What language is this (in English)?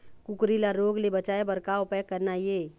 Chhattisgarhi